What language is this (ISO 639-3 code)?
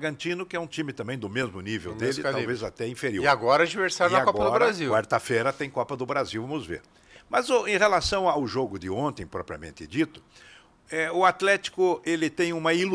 por